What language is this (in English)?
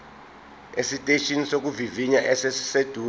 Zulu